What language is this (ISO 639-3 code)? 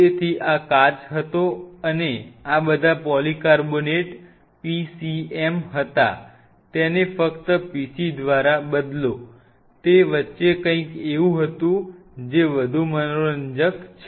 guj